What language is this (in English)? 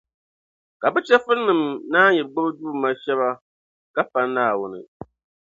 Dagbani